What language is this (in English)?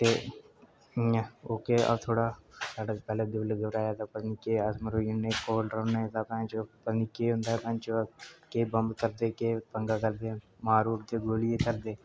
Dogri